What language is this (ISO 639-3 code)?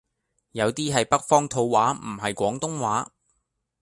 yue